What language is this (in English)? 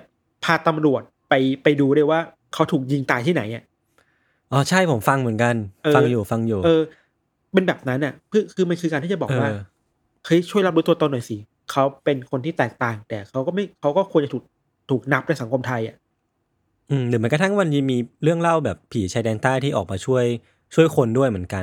Thai